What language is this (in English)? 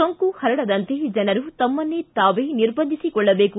Kannada